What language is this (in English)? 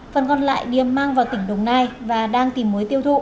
Vietnamese